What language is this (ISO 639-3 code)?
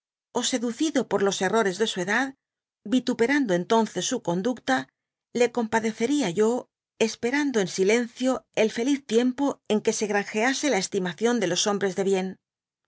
spa